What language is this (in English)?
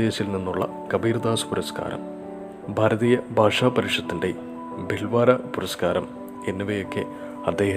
Malayalam